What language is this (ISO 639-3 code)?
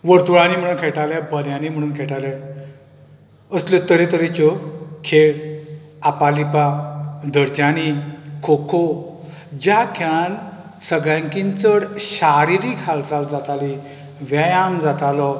kok